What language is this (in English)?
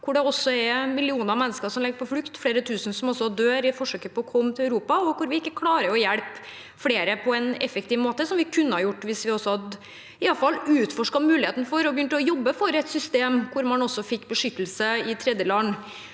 Norwegian